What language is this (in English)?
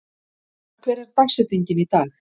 Icelandic